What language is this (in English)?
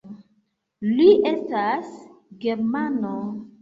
Esperanto